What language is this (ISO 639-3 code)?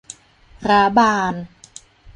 tha